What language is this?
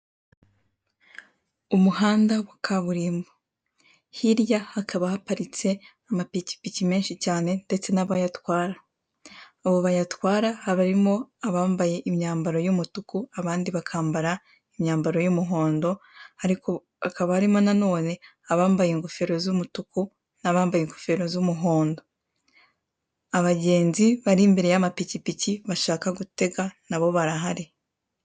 Kinyarwanda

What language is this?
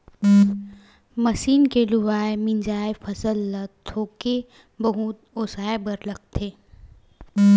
Chhattisgarhi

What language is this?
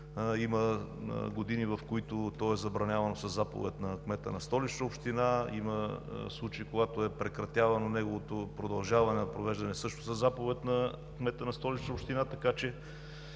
Bulgarian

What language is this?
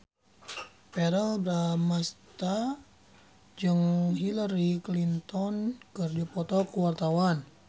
Sundanese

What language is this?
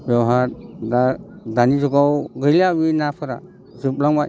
Bodo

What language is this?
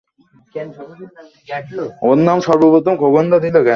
Bangla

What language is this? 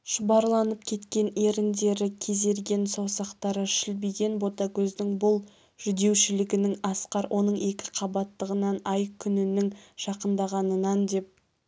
Kazakh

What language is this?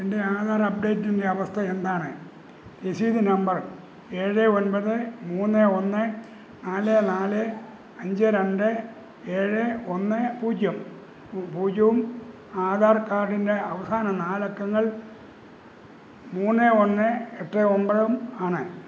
Malayalam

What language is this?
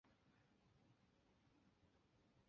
Chinese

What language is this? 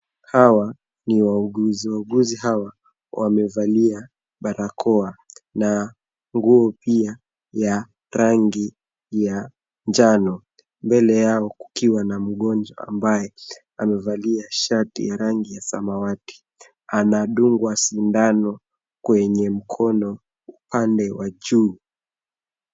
Swahili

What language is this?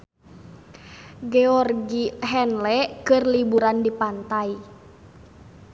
Sundanese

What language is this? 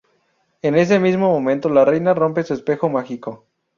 Spanish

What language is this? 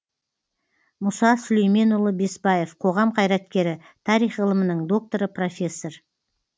Kazakh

